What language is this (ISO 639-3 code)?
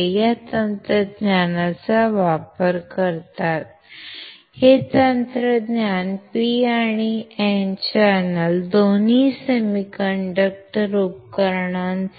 mar